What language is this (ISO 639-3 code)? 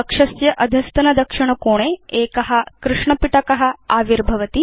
san